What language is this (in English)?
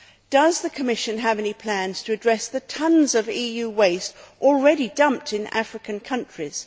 English